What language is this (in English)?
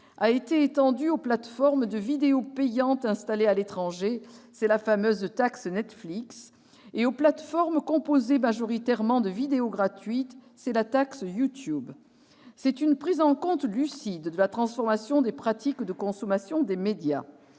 French